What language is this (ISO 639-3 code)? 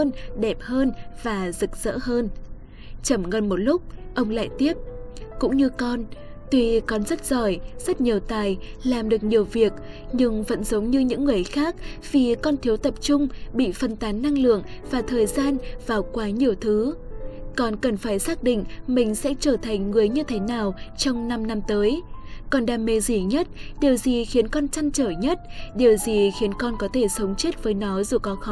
vie